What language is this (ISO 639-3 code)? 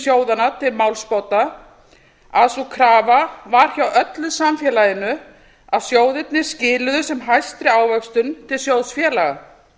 isl